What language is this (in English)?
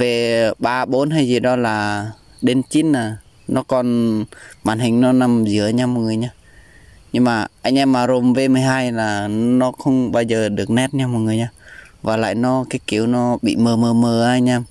Vietnamese